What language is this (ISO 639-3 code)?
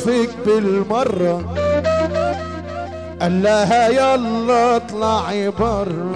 ara